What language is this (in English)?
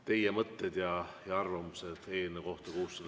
Estonian